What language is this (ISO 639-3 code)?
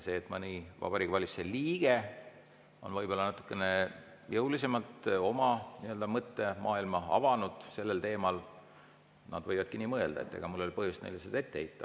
est